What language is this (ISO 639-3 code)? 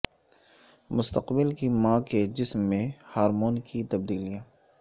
urd